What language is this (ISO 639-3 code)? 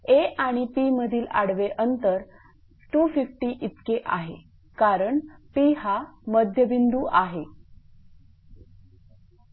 mar